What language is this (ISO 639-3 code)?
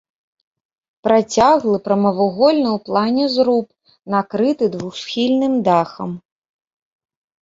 bel